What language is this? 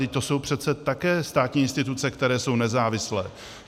Czech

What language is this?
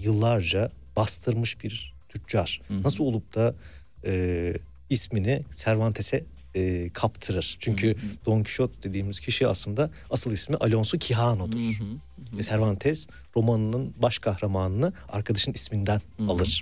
Turkish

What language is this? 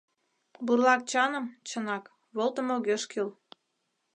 Mari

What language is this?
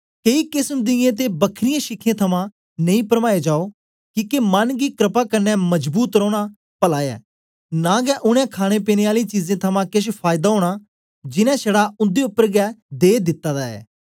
Dogri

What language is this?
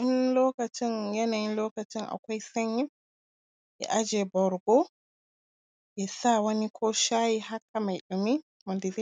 Hausa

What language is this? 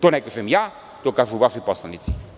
Serbian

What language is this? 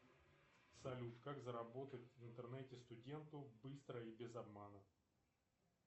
Russian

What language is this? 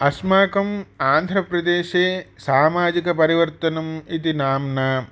Sanskrit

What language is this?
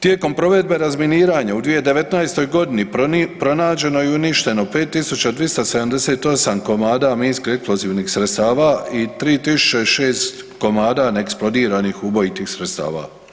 Croatian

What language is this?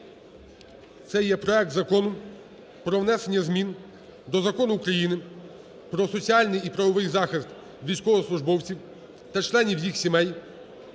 Ukrainian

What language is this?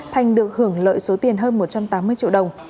Vietnamese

